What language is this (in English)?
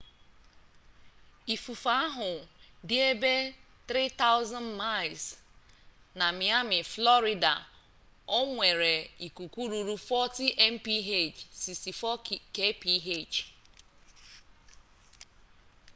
Igbo